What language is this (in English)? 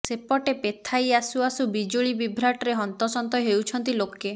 Odia